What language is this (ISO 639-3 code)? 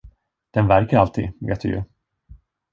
swe